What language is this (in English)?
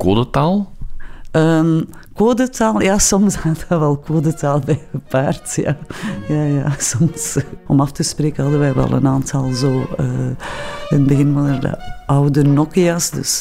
Dutch